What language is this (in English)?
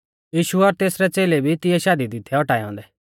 Mahasu Pahari